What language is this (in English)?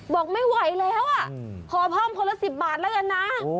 Thai